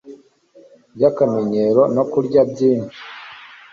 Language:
Kinyarwanda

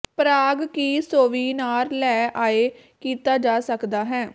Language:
Punjabi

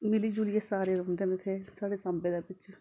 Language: Dogri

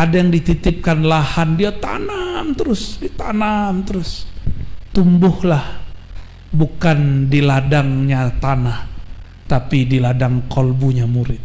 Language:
Indonesian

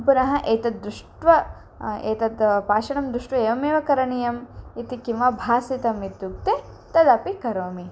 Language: Sanskrit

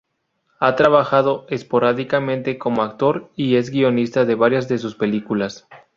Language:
Spanish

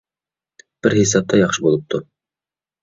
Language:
Uyghur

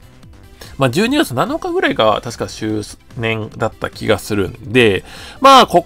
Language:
Japanese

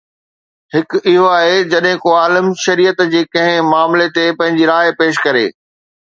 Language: Sindhi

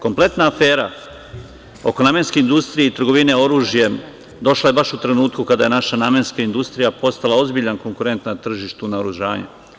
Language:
Serbian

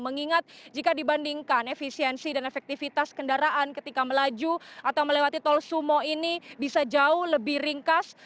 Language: Indonesian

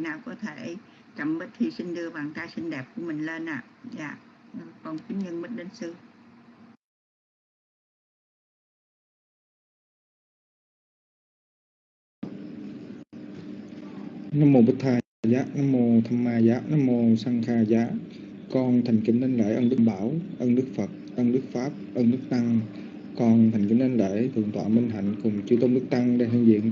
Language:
Vietnamese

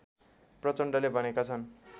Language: Nepali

